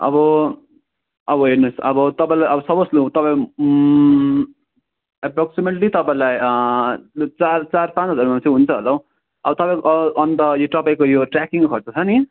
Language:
Nepali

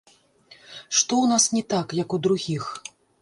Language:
Belarusian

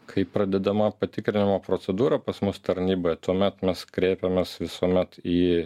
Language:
Lithuanian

